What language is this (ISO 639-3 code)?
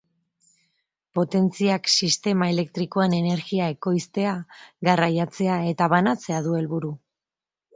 eus